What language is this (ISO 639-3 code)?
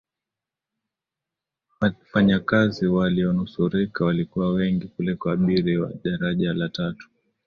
swa